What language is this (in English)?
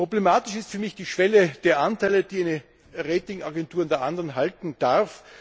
German